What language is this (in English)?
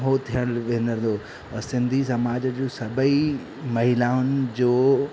Sindhi